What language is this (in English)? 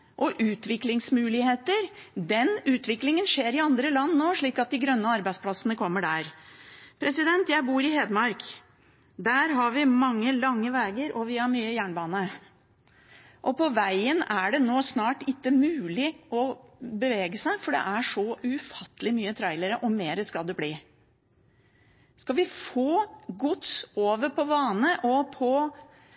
Norwegian Bokmål